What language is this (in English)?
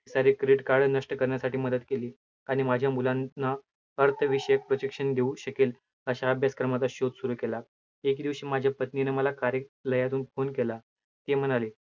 Marathi